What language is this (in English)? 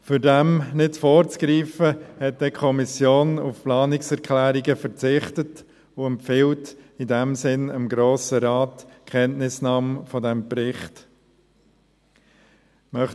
Swiss German